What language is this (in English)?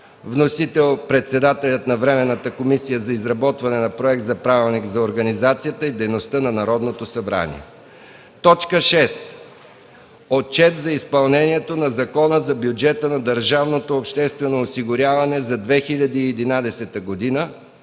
Bulgarian